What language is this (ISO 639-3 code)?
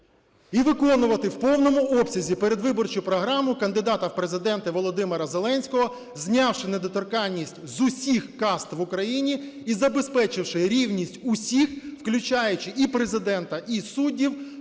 ukr